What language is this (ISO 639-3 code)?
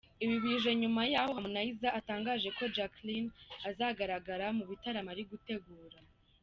kin